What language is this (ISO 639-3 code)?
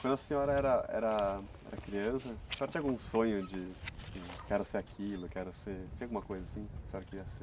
por